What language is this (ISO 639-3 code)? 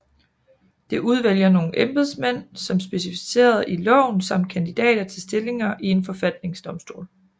dan